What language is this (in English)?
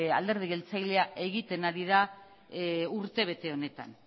Basque